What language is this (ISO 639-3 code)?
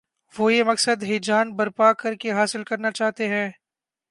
urd